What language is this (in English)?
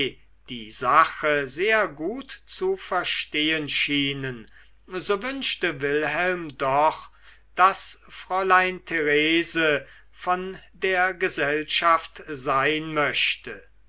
German